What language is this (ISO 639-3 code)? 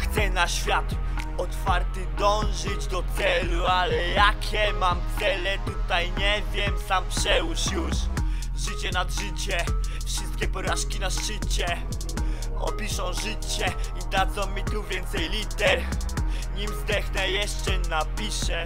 pol